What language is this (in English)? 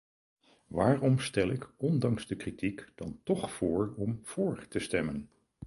Dutch